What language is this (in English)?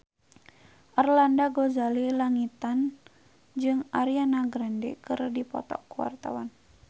Sundanese